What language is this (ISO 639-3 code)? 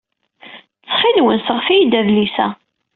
kab